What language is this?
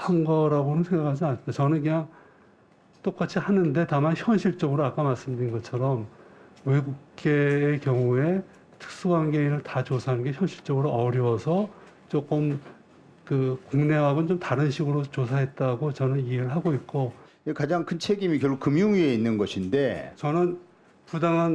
Korean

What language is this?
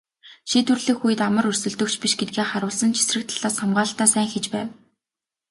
Mongolian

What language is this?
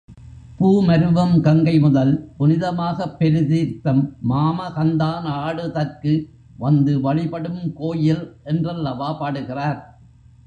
Tamil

